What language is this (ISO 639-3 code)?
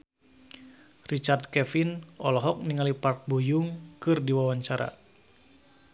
sun